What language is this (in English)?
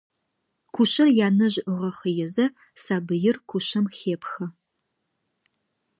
Adyghe